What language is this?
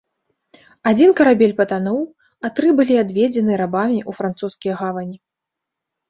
Belarusian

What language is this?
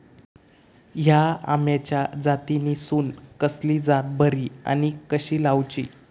Marathi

